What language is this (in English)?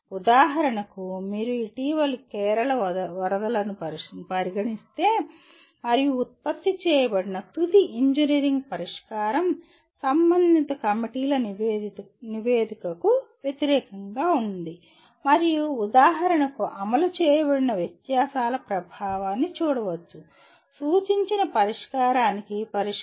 Telugu